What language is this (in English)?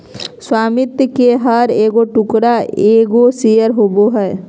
Magahi